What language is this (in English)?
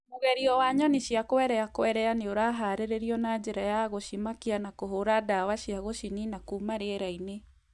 Kikuyu